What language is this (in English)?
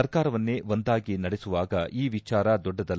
Kannada